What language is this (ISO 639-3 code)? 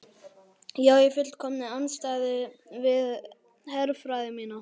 isl